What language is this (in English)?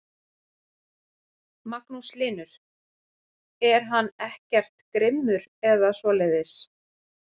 Icelandic